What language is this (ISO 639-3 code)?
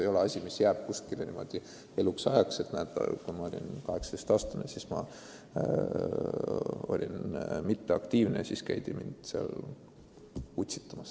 est